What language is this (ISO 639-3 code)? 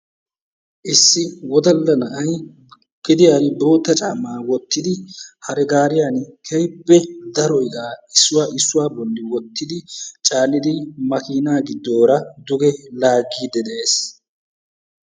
wal